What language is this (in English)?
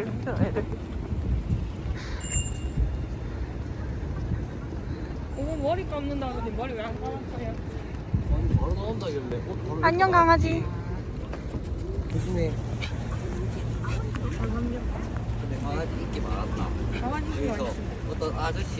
Korean